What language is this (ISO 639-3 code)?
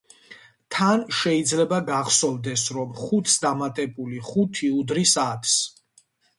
kat